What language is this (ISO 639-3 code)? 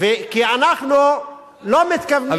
heb